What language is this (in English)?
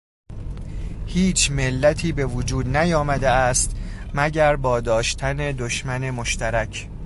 Persian